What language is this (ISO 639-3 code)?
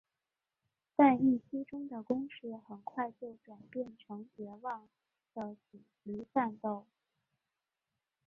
zho